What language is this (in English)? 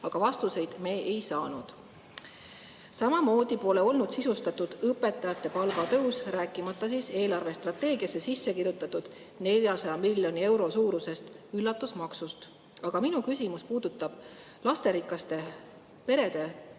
Estonian